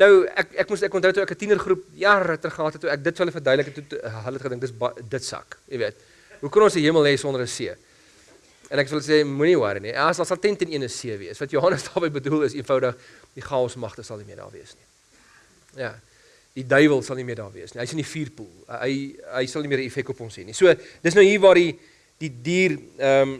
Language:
Dutch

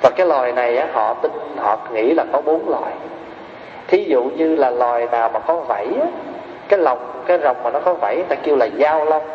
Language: Vietnamese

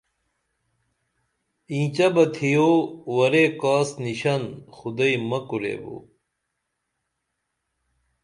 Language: Dameli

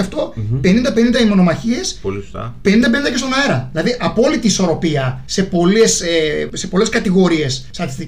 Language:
Greek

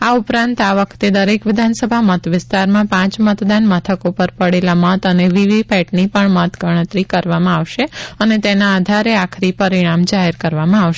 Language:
Gujarati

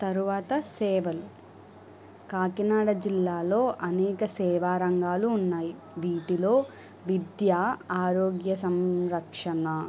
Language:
Telugu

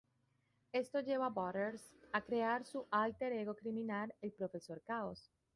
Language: Spanish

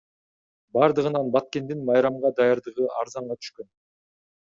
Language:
Kyrgyz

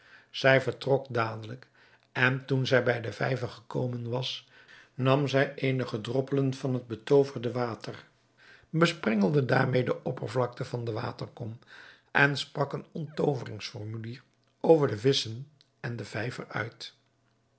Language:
Dutch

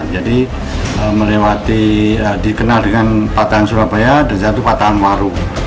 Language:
Indonesian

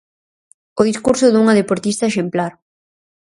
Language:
Galician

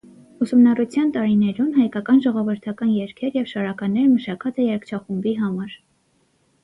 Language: Armenian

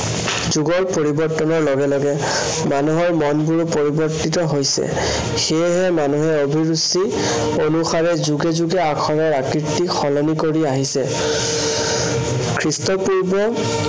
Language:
Assamese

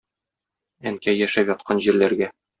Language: Tatar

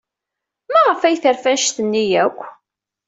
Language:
Kabyle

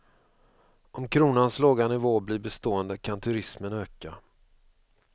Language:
Swedish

